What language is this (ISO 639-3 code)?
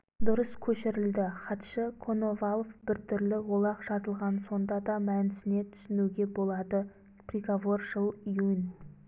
kaz